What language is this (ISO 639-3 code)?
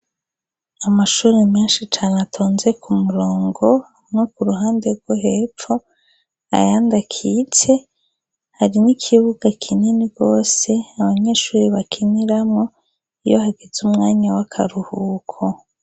run